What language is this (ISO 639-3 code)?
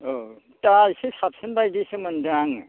brx